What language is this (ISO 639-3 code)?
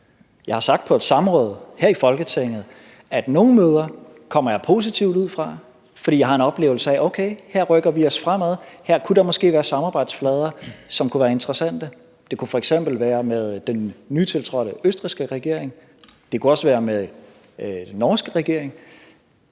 dan